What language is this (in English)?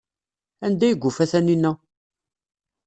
Kabyle